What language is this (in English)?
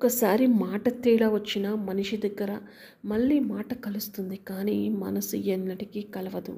Telugu